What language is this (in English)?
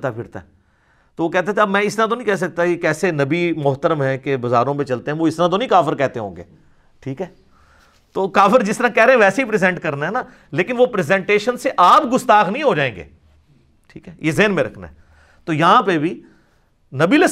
Urdu